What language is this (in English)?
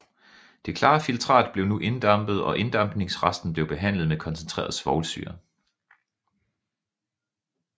Danish